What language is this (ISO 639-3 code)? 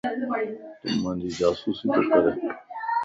lss